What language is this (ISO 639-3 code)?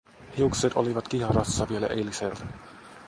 fin